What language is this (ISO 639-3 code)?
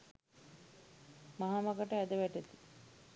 sin